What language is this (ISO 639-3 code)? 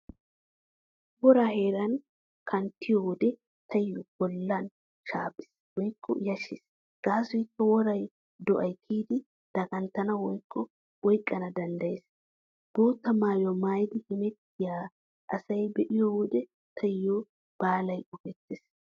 wal